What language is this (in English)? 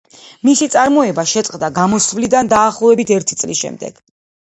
Georgian